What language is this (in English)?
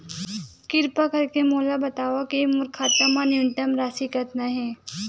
Chhattisgarhi